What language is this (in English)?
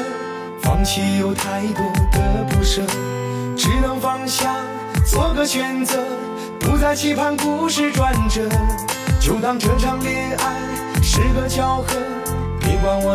Chinese